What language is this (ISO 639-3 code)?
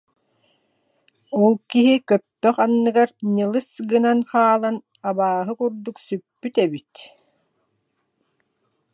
sah